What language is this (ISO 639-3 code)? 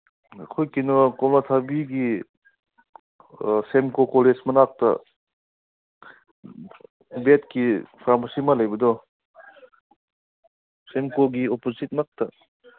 mni